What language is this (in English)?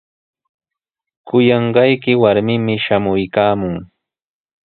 Sihuas Ancash Quechua